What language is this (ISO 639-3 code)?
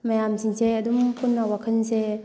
mni